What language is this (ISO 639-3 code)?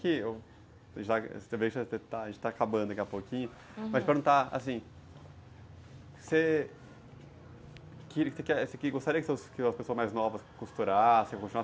por